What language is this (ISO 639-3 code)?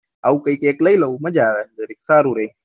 guj